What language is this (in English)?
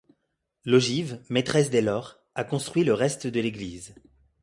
French